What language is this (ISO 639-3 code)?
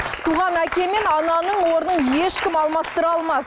kaz